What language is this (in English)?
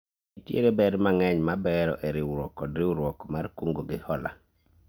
Luo (Kenya and Tanzania)